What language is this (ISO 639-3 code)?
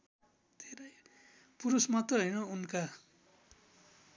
nep